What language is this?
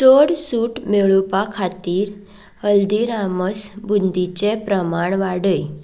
Konkani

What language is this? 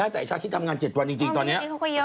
Thai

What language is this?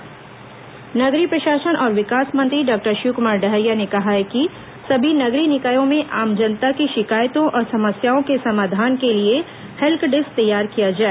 Hindi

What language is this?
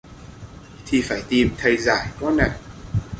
Vietnamese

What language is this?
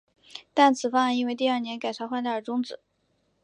Chinese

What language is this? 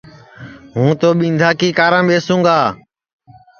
Sansi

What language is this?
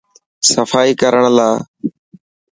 Dhatki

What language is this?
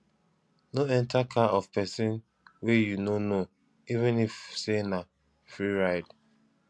Nigerian Pidgin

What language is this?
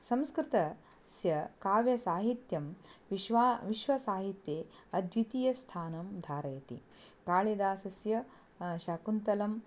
Sanskrit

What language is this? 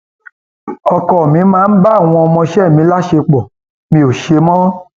Yoruba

